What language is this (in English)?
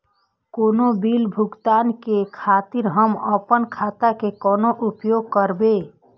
Maithili